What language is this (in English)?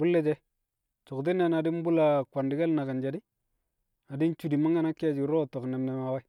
Kamo